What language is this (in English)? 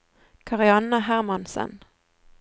Norwegian